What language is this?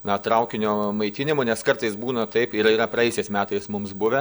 Lithuanian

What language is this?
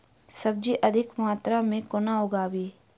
Maithili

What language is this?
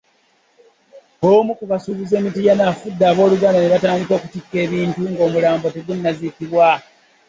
Ganda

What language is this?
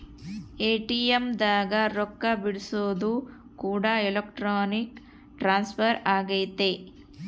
Kannada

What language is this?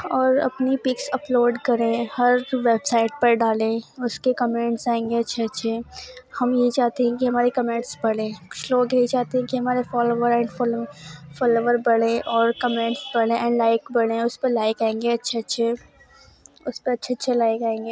Urdu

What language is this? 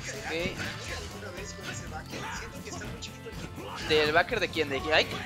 Spanish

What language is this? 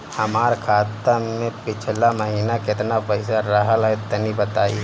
Bhojpuri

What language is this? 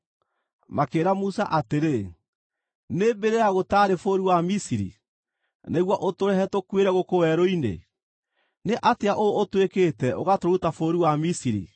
Kikuyu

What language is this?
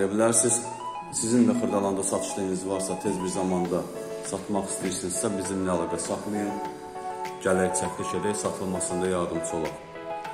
Turkish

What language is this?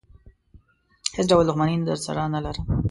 Pashto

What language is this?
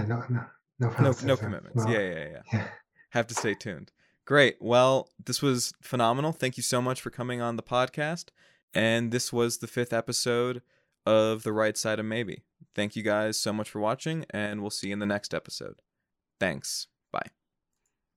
English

